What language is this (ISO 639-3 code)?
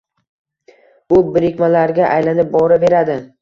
uzb